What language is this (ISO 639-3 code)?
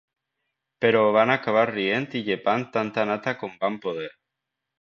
cat